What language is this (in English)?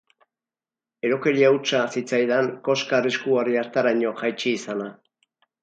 Basque